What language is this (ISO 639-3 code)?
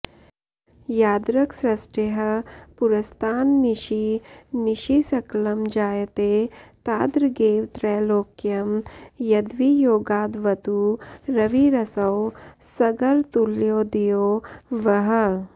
san